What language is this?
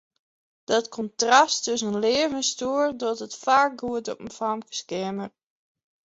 Western Frisian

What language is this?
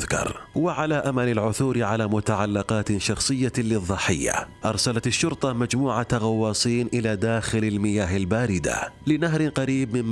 Arabic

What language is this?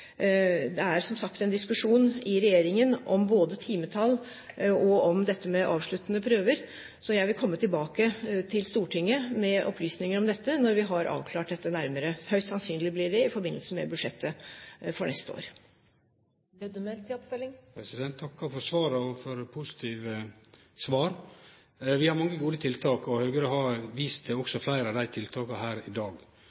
Norwegian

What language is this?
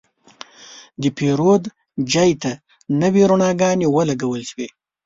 Pashto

